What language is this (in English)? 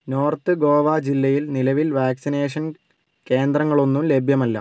Malayalam